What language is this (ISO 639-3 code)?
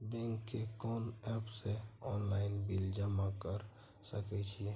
mai